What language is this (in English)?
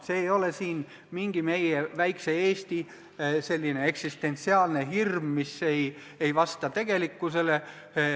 Estonian